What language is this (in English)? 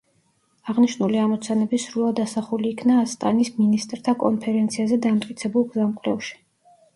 Georgian